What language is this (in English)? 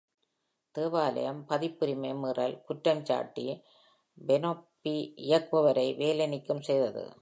Tamil